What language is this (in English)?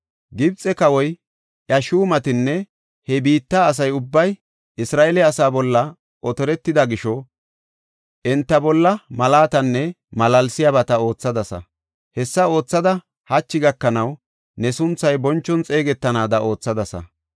Gofa